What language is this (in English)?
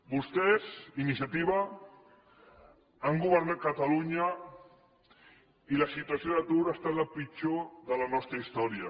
Catalan